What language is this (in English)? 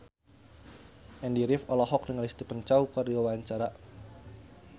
Sundanese